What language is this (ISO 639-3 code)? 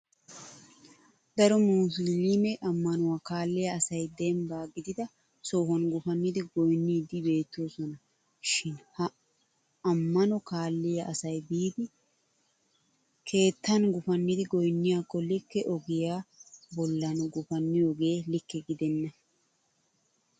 wal